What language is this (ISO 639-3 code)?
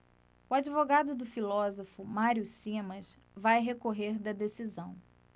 por